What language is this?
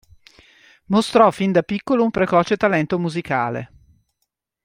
Italian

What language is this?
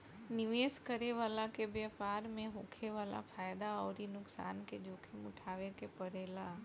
Bhojpuri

